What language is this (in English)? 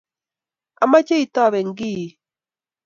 Kalenjin